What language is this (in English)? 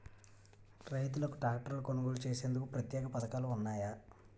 Telugu